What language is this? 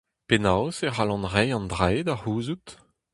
Breton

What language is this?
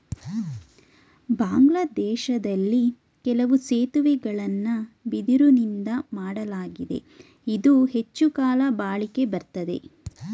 Kannada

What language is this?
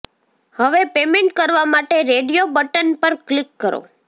Gujarati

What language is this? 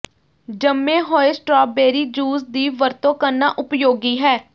Punjabi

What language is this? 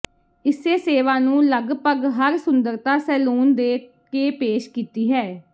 Punjabi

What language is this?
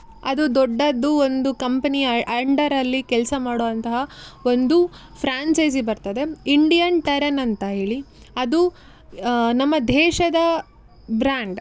Kannada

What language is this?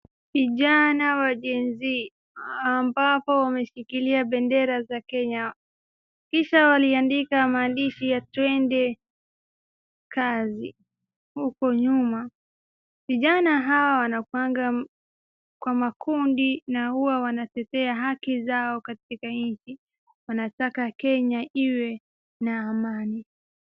Swahili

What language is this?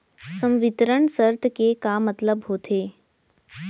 Chhattisgarhi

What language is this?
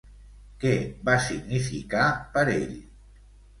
Catalan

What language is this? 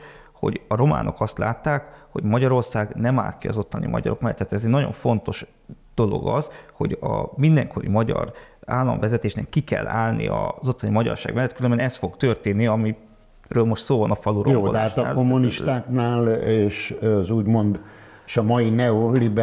Hungarian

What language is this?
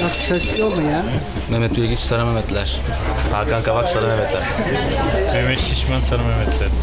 Turkish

